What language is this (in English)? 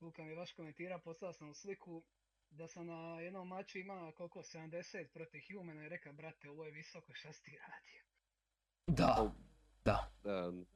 Croatian